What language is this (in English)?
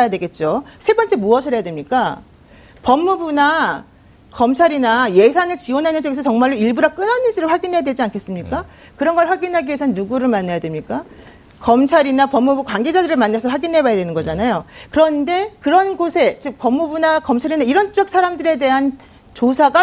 Korean